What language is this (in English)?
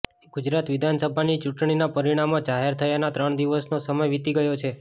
Gujarati